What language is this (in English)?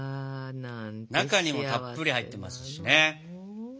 Japanese